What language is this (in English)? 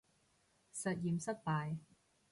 Cantonese